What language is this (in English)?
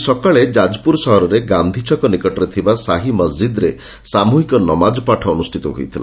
Odia